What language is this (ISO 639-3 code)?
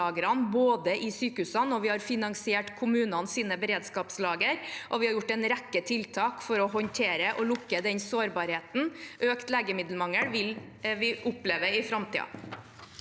nor